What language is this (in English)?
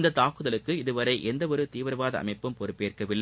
Tamil